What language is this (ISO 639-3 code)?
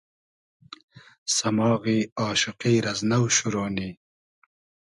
haz